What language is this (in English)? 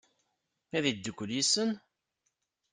Kabyle